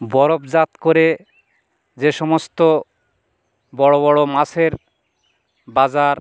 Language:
Bangla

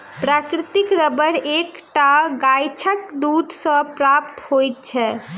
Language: Maithili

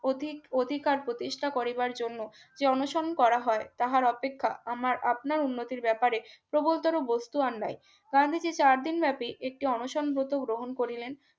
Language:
Bangla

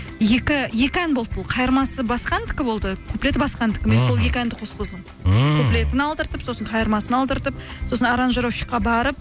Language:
Kazakh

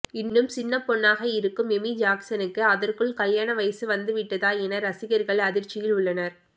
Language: Tamil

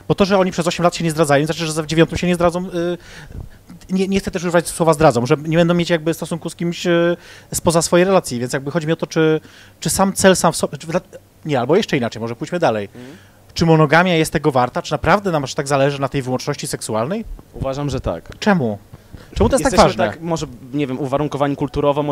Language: Polish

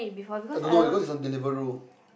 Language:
English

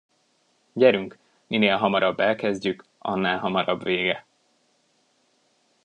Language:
Hungarian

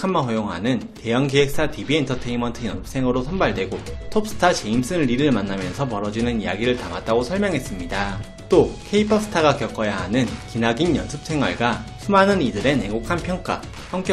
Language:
Korean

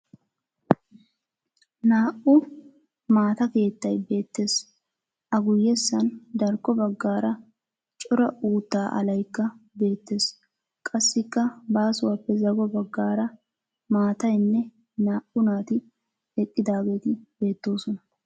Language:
Wolaytta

